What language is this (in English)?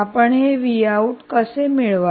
Marathi